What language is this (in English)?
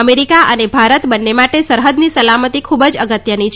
Gujarati